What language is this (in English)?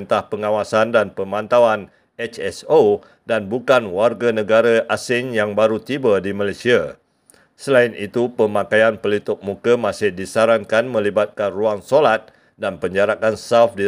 Malay